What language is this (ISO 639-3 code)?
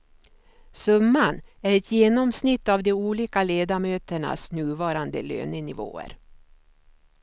swe